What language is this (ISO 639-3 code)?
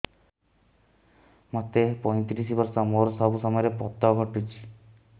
ori